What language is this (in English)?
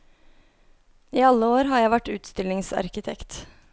Norwegian